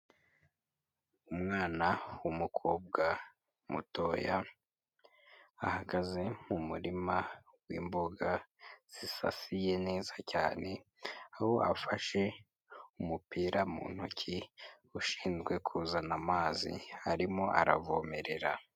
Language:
Kinyarwanda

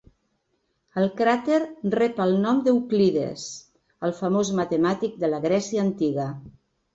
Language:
Catalan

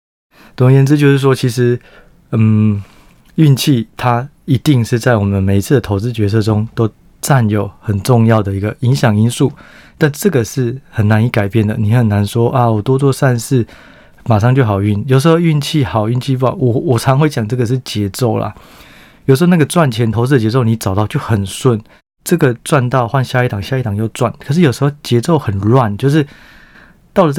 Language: Chinese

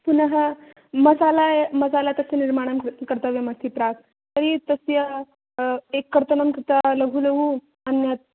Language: Sanskrit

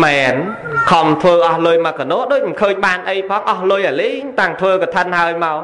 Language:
Vietnamese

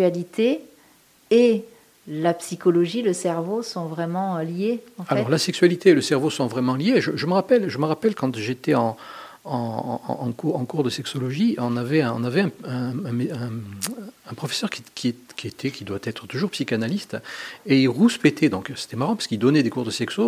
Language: French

